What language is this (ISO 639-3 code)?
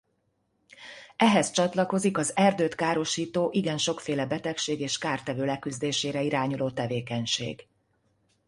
hun